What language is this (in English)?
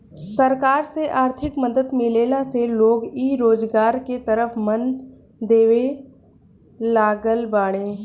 Bhojpuri